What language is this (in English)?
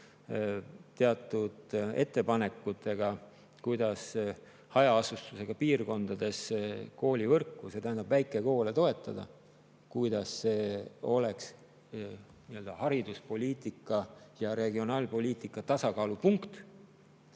Estonian